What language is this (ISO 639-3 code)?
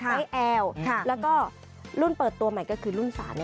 tha